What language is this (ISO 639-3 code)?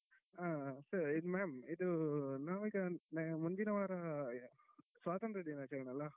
kan